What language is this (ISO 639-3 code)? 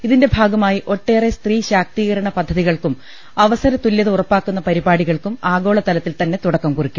mal